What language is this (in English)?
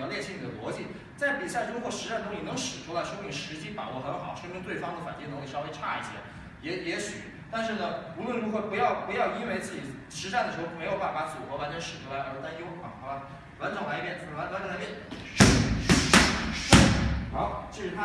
Chinese